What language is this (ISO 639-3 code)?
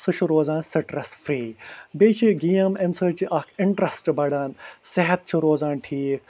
kas